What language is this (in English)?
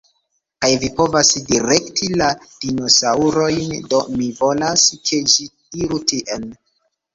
Esperanto